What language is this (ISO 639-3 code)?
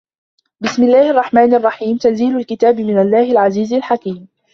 ara